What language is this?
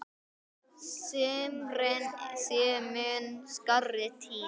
Icelandic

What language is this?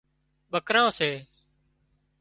Wadiyara Koli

